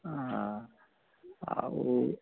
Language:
Maithili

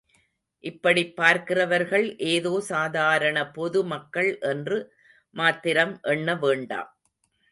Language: Tamil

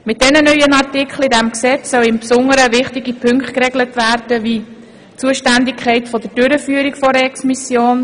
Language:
Swiss German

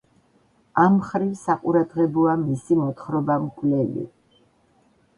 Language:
Georgian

